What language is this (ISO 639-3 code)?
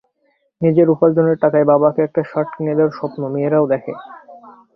ben